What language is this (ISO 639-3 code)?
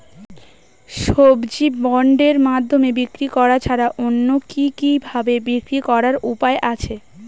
ben